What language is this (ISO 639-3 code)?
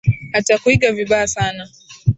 swa